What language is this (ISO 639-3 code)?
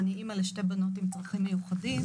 heb